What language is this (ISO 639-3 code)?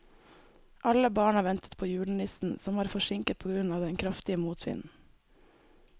nor